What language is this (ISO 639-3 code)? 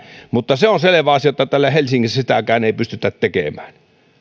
fin